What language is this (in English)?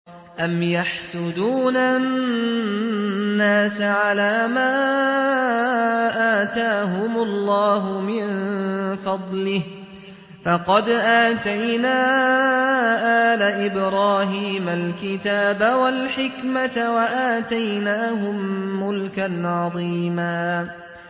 Arabic